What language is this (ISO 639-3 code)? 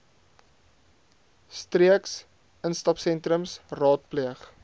afr